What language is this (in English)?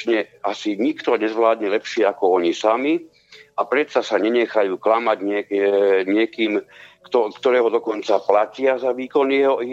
Slovak